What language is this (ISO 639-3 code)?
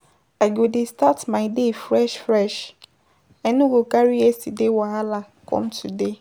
pcm